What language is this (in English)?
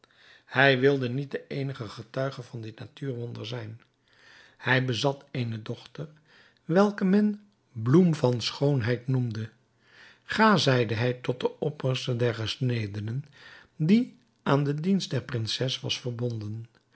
Dutch